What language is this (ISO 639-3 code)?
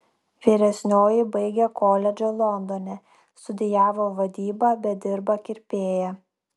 lit